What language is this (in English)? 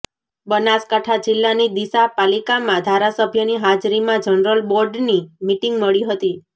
Gujarati